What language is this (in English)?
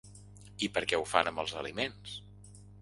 Catalan